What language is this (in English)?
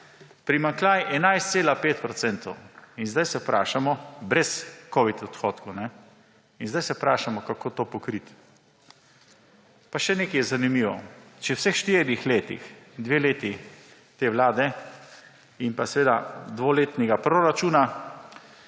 Slovenian